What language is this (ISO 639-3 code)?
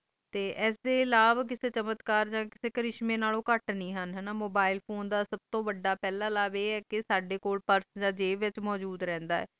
pan